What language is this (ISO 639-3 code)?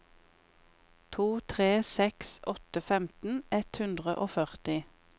nor